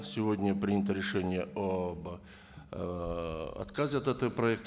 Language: Kazakh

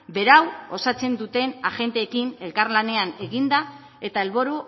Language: Basque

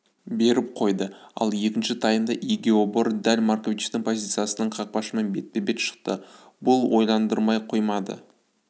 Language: Kazakh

